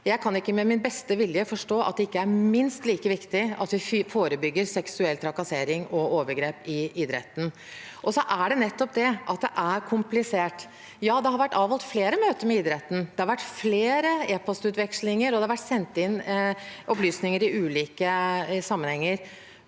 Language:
Norwegian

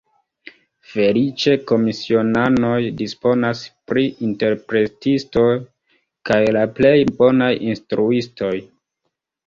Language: Esperanto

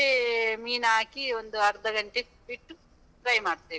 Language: Kannada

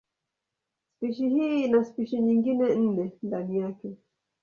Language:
Swahili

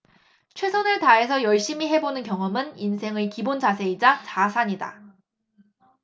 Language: Korean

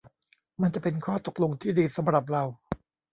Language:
Thai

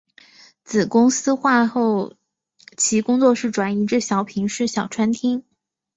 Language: Chinese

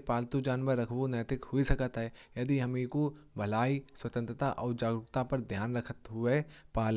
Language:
Kanauji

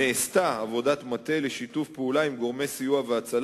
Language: Hebrew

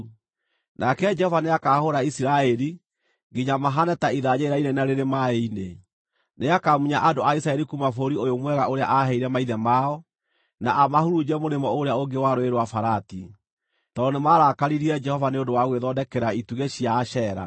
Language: Kikuyu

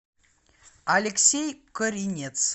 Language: Russian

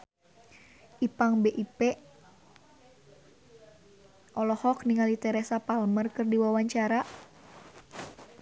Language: Sundanese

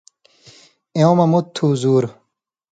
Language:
Indus Kohistani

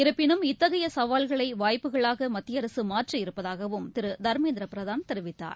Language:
Tamil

